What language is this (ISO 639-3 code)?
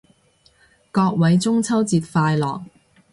yue